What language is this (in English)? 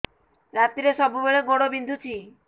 Odia